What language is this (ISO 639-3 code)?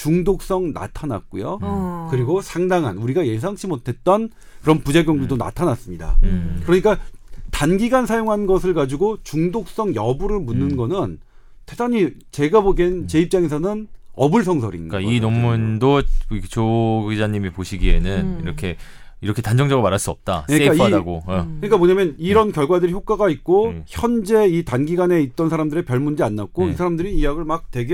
kor